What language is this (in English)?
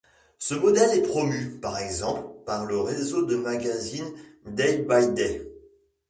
French